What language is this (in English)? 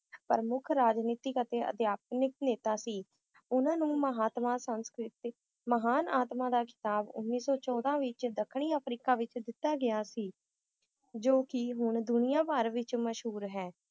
Punjabi